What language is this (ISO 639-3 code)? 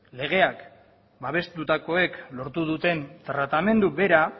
eus